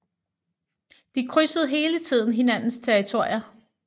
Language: Danish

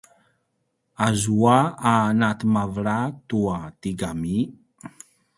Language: Paiwan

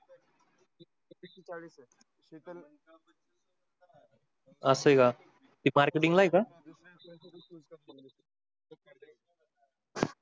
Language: Marathi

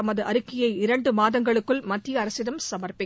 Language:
Tamil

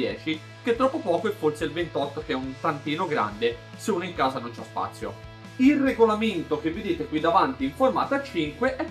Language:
Italian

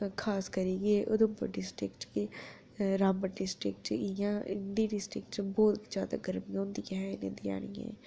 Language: Dogri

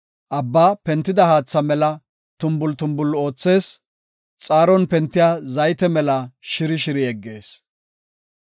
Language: Gofa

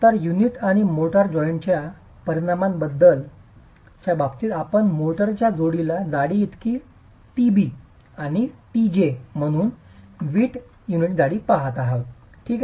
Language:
Marathi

